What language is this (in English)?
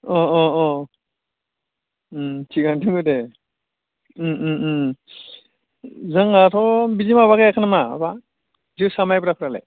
Bodo